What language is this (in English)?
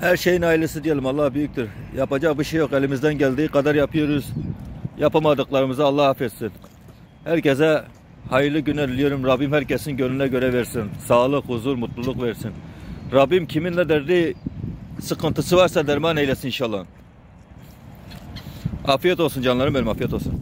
Turkish